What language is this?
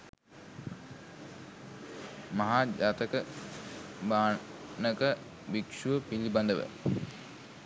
Sinhala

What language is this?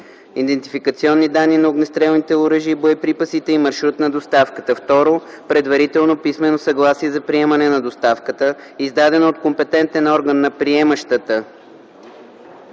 Bulgarian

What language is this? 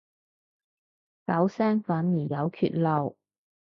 Cantonese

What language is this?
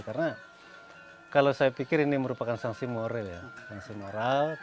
Indonesian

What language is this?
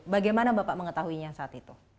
Indonesian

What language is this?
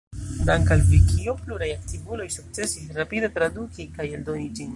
Esperanto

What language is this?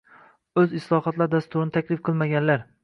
Uzbek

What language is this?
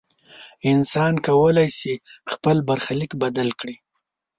Pashto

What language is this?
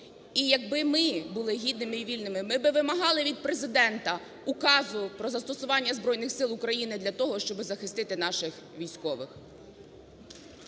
Ukrainian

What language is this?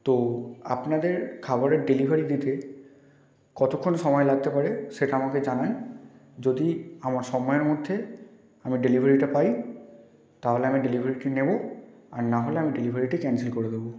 Bangla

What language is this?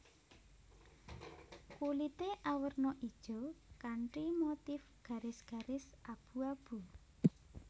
Javanese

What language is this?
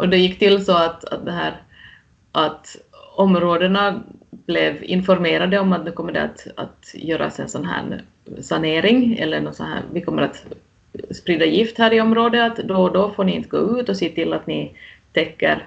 Swedish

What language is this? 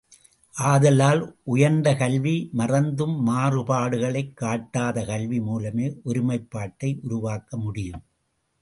Tamil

